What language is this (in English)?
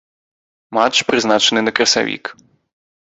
Belarusian